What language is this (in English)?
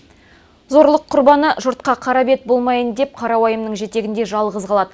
Kazakh